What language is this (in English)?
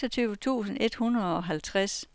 Danish